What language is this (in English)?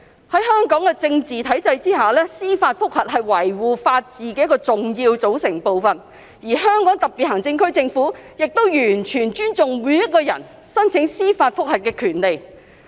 Cantonese